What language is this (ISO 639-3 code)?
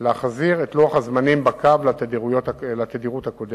heb